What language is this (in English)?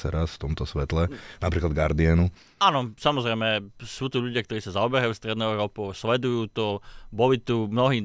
Slovak